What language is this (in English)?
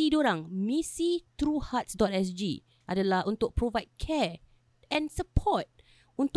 Malay